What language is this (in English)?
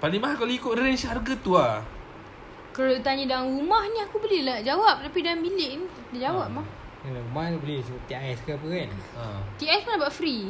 Malay